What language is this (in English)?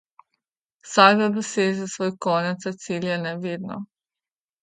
Slovenian